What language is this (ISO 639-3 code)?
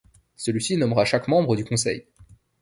fra